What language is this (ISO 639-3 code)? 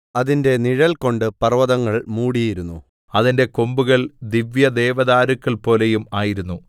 mal